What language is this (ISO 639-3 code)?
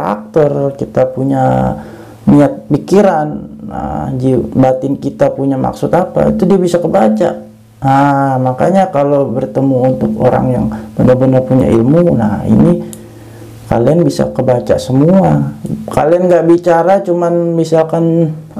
ind